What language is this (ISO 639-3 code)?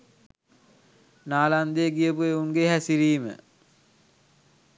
sin